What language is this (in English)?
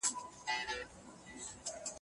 Pashto